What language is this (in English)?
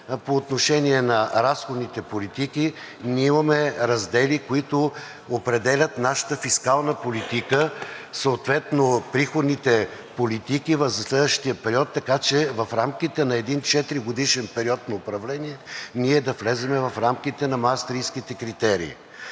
Bulgarian